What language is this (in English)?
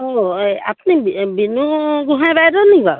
Assamese